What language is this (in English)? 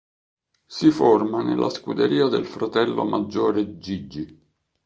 Italian